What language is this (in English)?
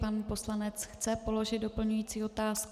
Czech